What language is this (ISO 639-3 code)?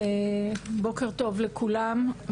heb